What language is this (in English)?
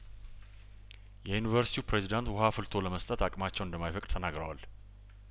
Amharic